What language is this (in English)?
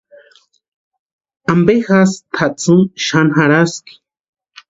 Western Highland Purepecha